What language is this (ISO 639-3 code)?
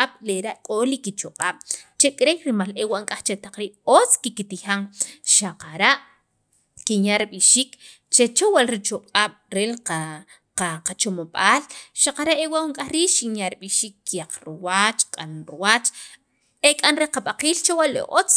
quv